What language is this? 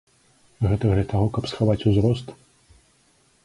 Belarusian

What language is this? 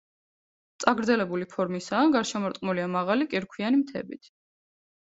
Georgian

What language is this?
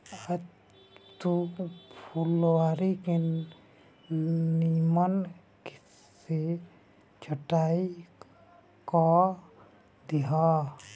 Bhojpuri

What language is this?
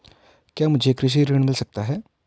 Hindi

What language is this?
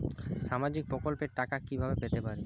Bangla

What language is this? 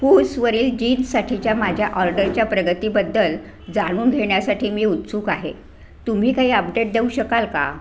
Marathi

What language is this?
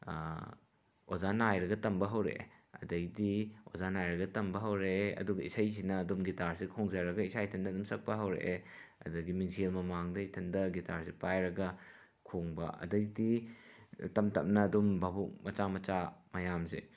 Manipuri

